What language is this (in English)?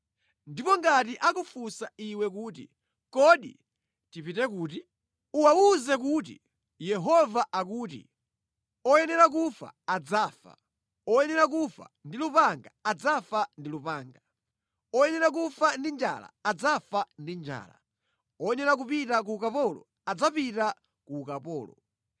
Nyanja